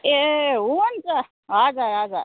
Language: Nepali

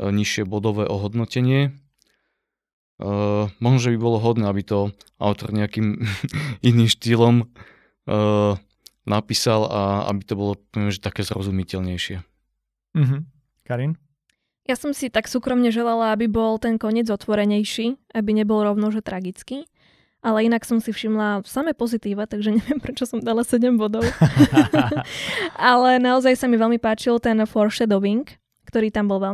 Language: Slovak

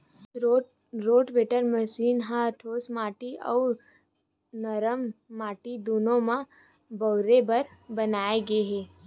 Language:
Chhattisgarhi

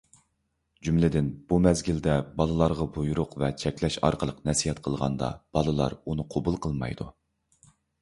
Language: Uyghur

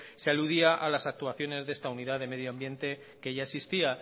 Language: Spanish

